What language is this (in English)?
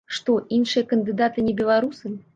Belarusian